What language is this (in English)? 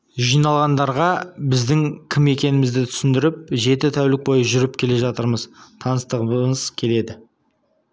Kazakh